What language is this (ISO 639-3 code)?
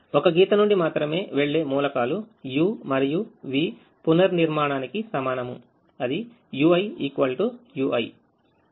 tel